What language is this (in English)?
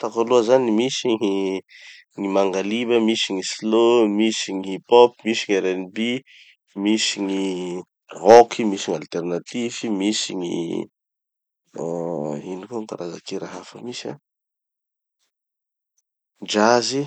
Tanosy Malagasy